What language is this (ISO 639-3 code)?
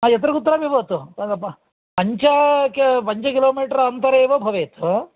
san